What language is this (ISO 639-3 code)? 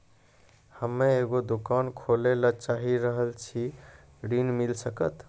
mai